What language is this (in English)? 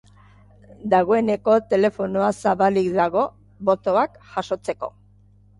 Basque